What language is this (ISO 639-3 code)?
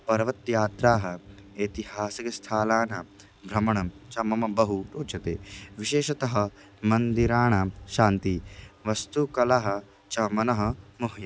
san